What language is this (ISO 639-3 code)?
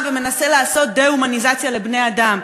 heb